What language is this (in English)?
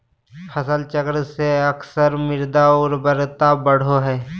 Magahi